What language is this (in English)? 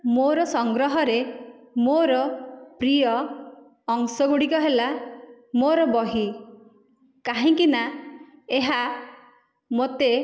Odia